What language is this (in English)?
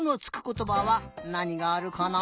Japanese